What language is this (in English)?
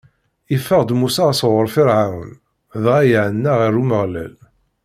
Kabyle